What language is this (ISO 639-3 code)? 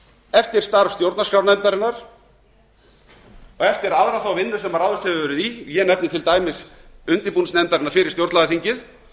isl